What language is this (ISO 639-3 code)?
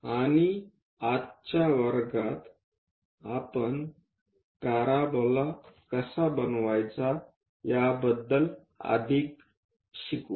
mar